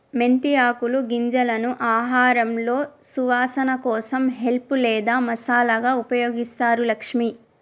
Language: Telugu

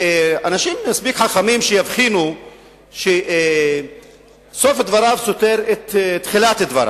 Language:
Hebrew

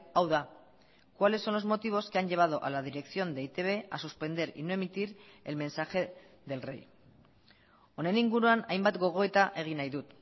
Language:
Spanish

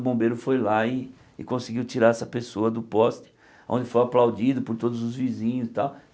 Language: Portuguese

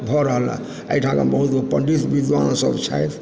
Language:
Maithili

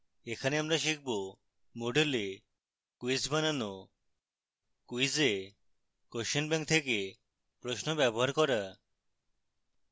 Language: Bangla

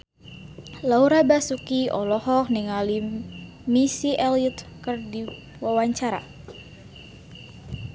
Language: Sundanese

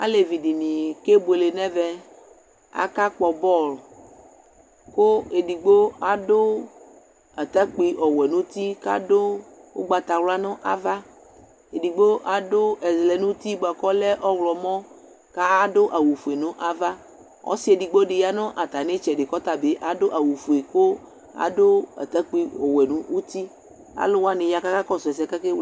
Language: Ikposo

